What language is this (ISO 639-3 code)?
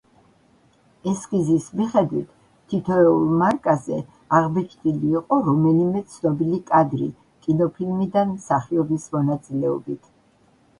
kat